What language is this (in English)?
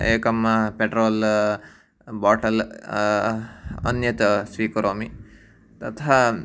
Sanskrit